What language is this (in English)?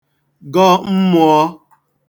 Igbo